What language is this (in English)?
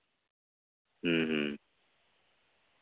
Santali